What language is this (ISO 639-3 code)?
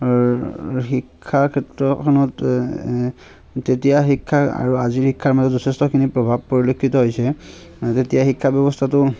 asm